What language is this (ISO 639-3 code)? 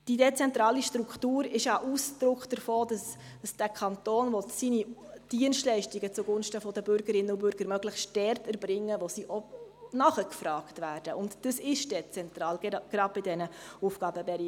gsw